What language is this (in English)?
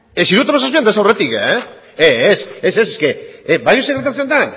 Basque